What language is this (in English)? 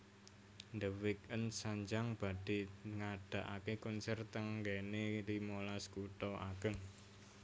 Javanese